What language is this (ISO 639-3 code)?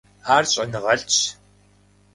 kbd